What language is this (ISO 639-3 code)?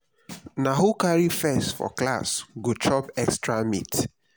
pcm